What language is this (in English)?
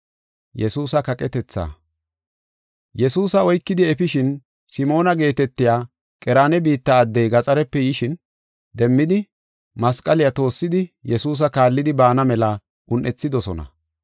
Gofa